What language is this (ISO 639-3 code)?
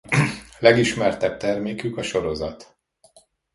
hun